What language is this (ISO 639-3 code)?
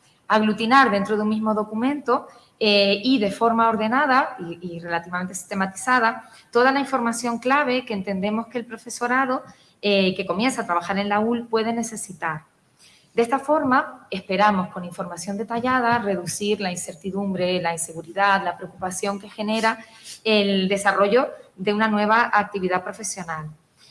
spa